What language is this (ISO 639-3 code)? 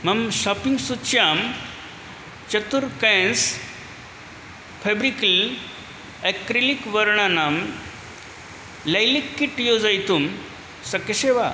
san